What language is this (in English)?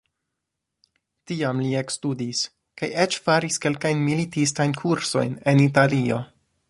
Esperanto